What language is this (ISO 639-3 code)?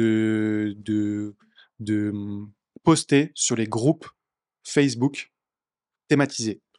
fra